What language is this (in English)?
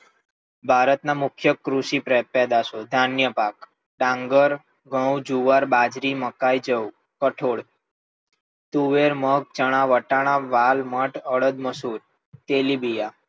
Gujarati